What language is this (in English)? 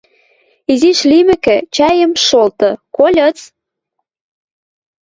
Western Mari